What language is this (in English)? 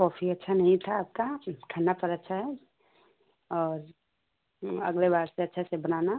Hindi